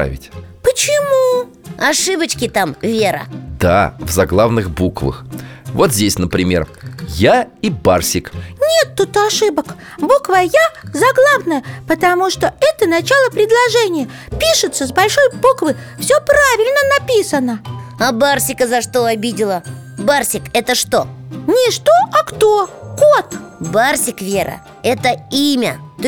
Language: Russian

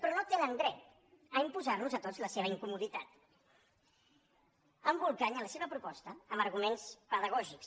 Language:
Catalan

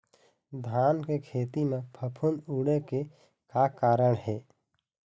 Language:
Chhattisgarhi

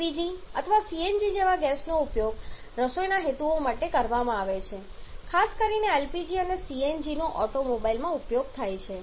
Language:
Gujarati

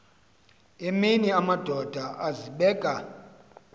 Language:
Xhosa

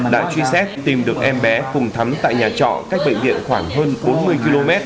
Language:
Vietnamese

